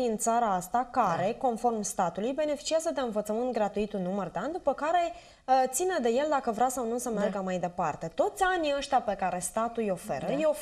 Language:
Romanian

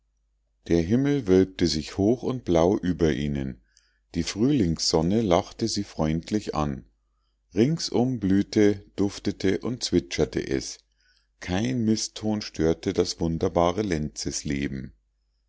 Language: German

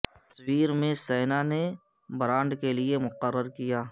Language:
Urdu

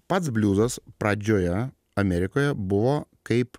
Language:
Lithuanian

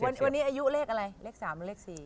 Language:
Thai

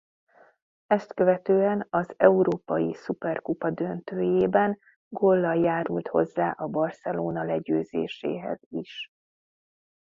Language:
Hungarian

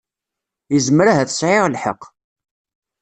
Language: Kabyle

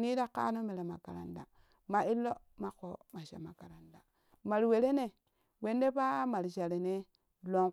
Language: Kushi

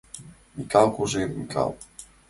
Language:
Mari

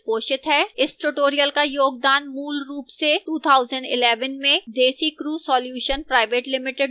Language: Hindi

